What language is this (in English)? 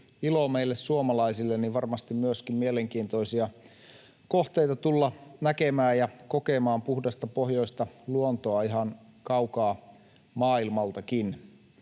Finnish